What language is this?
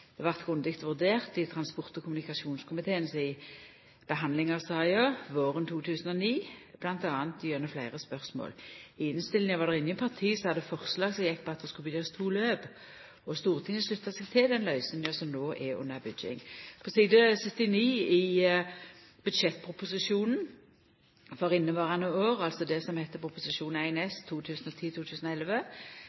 Norwegian Nynorsk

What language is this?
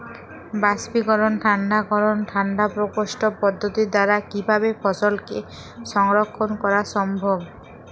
Bangla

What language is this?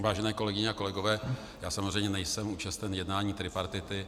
Czech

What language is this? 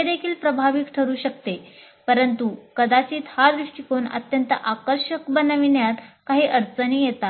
Marathi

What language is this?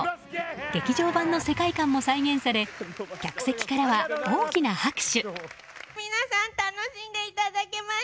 Japanese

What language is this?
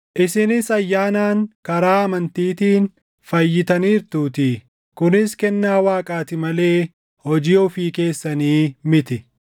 Oromo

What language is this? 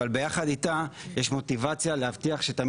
Hebrew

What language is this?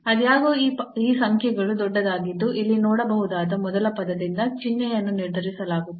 Kannada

